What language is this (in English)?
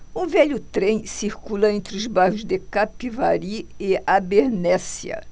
Portuguese